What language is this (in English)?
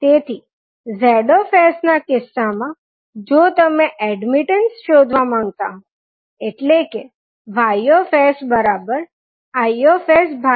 Gujarati